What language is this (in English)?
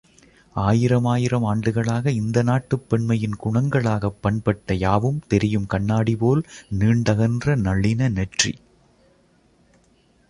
Tamil